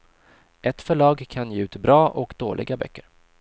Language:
Swedish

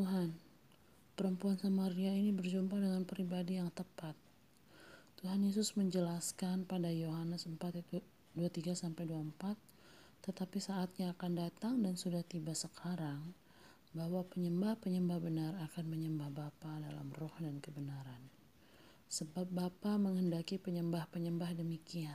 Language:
Indonesian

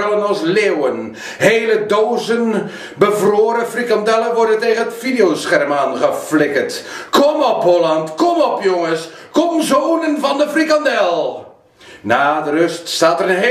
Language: Dutch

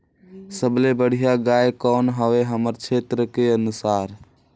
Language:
Chhattisgarhi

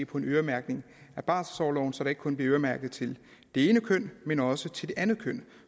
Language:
Danish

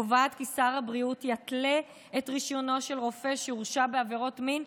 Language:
Hebrew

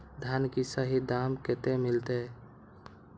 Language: Maithili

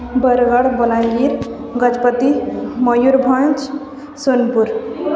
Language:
Odia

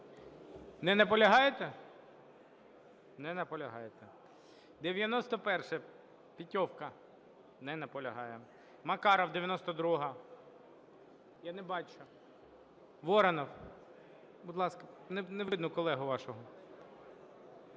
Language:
Ukrainian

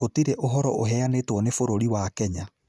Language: Kikuyu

